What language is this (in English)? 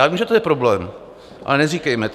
Czech